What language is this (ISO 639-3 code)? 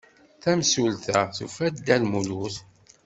kab